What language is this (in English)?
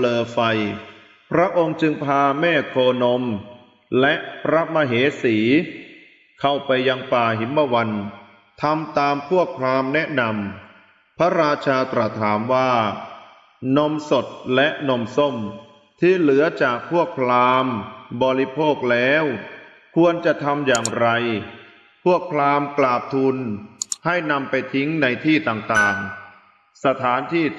Thai